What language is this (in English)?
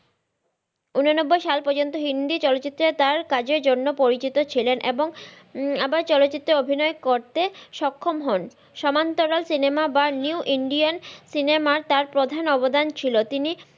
Bangla